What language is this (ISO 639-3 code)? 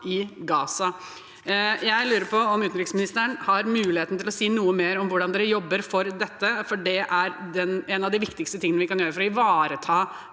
nor